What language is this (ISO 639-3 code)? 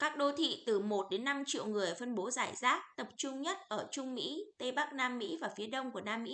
vie